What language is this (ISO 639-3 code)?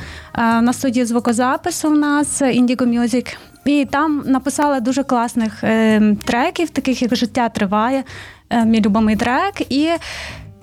ukr